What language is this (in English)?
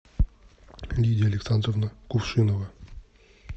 Russian